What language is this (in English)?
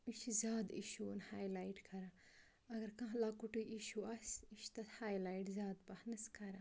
Kashmiri